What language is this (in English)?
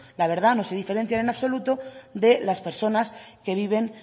Spanish